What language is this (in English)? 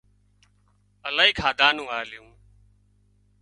Wadiyara Koli